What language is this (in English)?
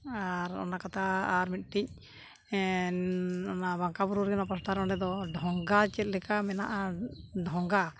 Santali